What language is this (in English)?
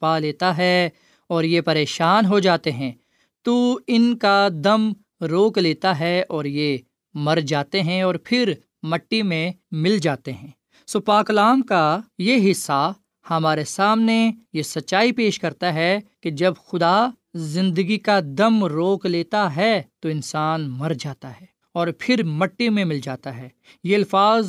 Urdu